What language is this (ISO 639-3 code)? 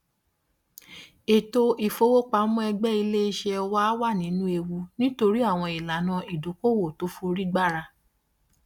yor